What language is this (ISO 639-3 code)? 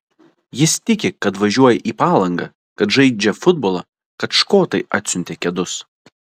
lit